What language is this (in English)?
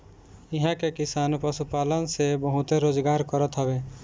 Bhojpuri